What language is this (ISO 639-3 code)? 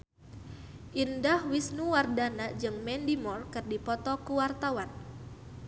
sun